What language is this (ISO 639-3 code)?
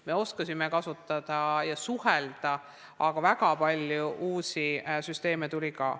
est